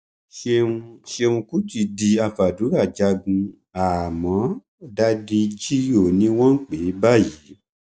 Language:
Yoruba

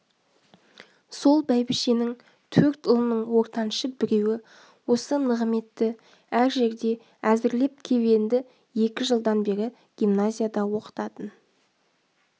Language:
Kazakh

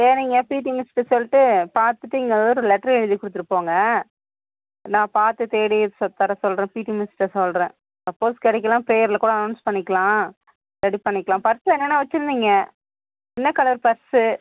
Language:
Tamil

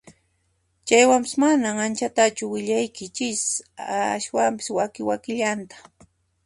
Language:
Puno Quechua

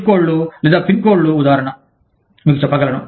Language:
Telugu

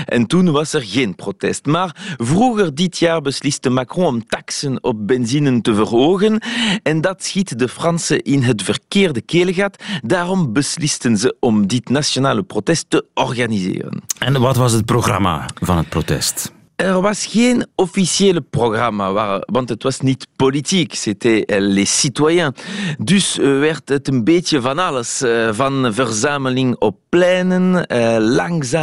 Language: Dutch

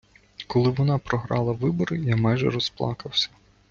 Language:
Ukrainian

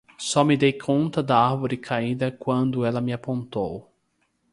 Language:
Portuguese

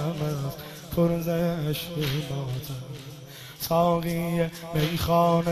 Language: Persian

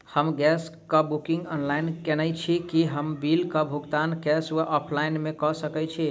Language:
Maithili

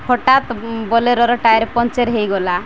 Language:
Odia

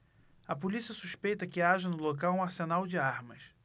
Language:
Portuguese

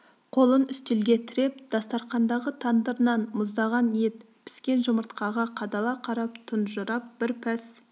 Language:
Kazakh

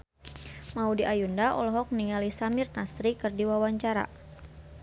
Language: Sundanese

